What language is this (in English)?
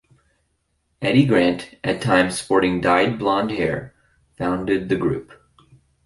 English